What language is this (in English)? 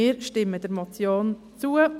Swiss German